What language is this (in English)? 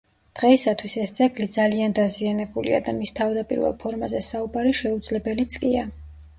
Georgian